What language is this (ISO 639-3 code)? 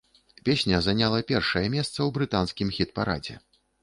bel